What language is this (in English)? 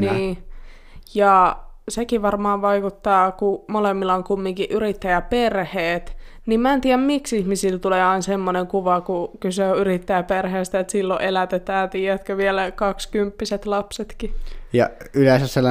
Finnish